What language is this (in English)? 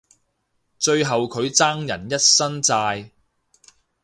Cantonese